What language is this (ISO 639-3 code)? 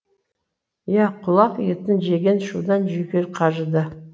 kaz